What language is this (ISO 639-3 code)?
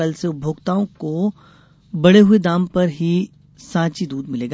hin